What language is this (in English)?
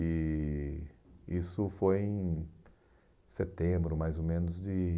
Portuguese